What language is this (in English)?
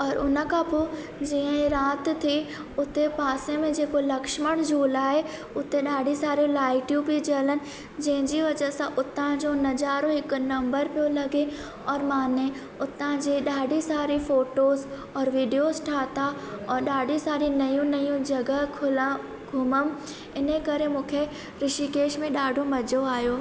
Sindhi